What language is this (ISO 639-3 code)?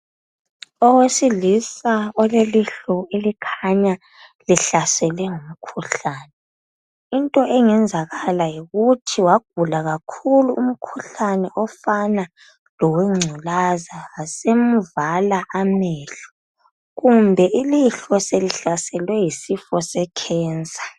nde